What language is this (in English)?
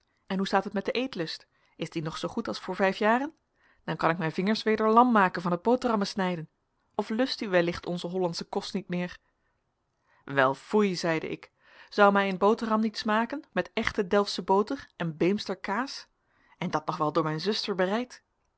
Dutch